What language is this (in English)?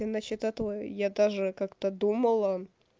Russian